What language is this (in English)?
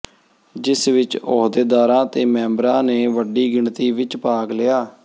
Punjabi